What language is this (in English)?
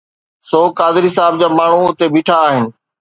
Sindhi